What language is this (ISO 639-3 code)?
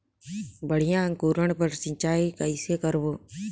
hne